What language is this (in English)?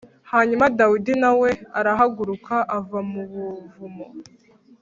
Kinyarwanda